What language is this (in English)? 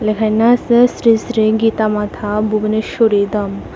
Bangla